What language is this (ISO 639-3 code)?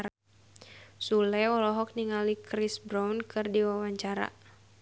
sun